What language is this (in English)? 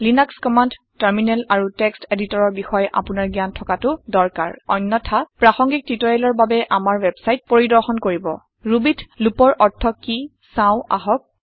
Assamese